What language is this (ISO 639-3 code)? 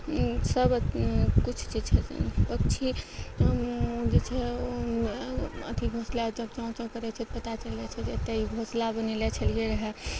mai